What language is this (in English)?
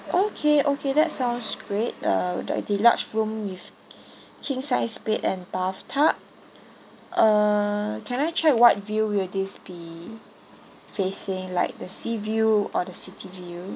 English